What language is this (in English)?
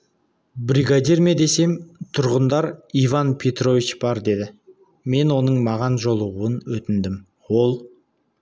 Kazakh